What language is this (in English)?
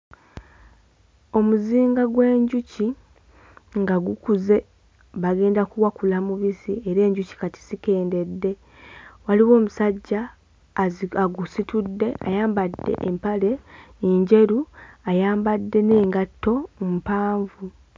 Ganda